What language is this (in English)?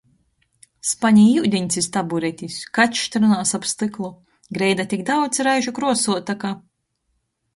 Latgalian